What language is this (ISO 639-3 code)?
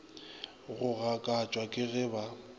nso